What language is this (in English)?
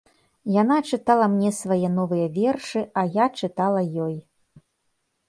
Belarusian